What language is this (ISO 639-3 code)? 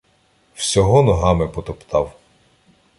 ukr